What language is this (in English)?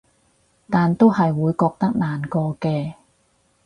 Cantonese